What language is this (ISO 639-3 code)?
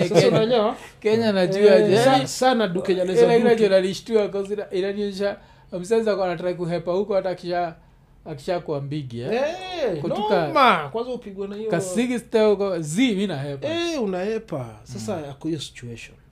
swa